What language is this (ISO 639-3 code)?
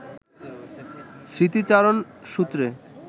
ben